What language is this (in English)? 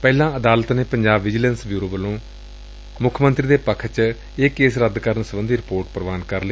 Punjabi